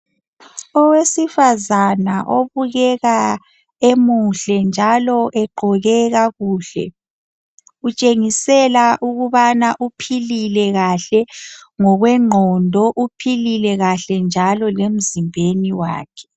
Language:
North Ndebele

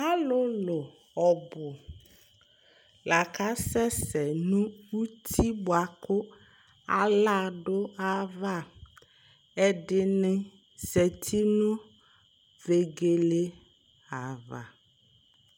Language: Ikposo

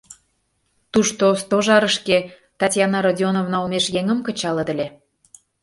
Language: Mari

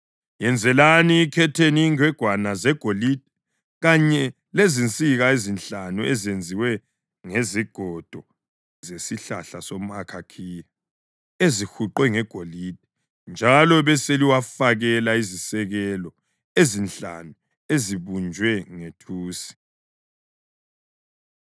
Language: North Ndebele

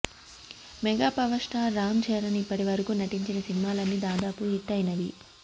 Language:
Telugu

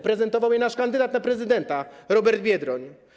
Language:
Polish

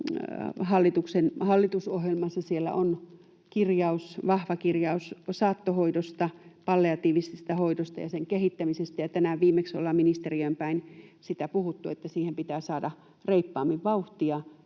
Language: Finnish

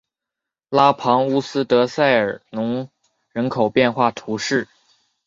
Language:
Chinese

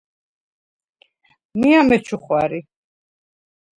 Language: Svan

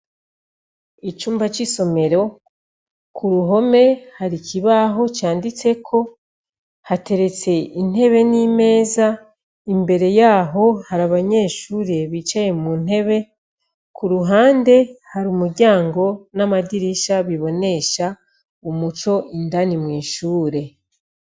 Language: Rundi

